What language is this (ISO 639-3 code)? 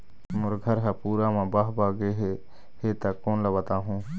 hne